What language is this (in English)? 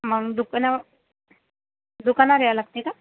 Marathi